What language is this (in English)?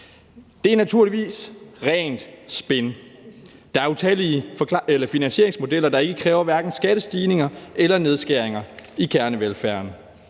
Danish